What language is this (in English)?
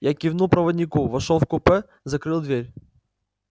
Russian